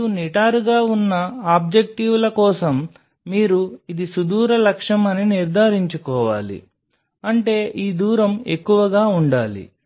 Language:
Telugu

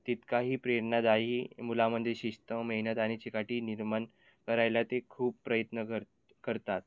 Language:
Marathi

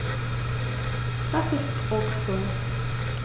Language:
German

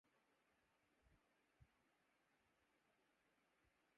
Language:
Urdu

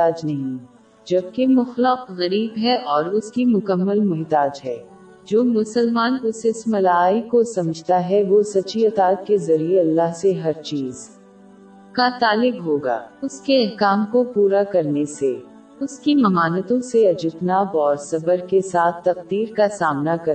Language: Urdu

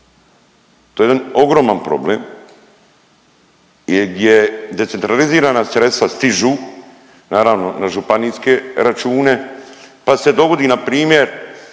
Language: Croatian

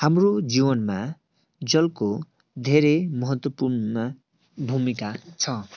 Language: Nepali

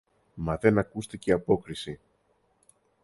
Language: Greek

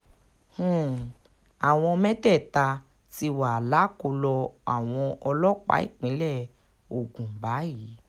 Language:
Yoruba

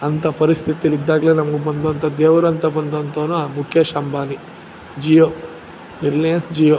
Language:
Kannada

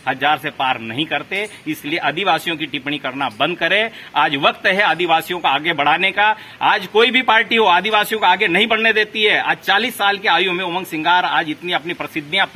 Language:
Hindi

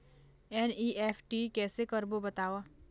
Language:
Chhattisgarhi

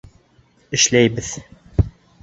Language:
Bashkir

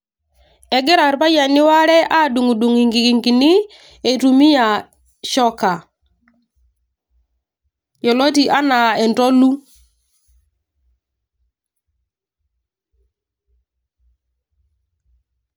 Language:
Masai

